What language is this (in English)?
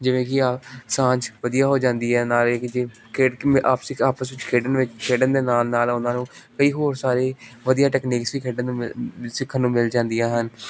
Punjabi